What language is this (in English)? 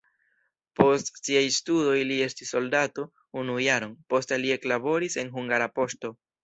Esperanto